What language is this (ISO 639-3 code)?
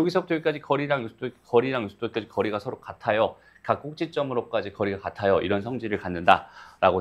kor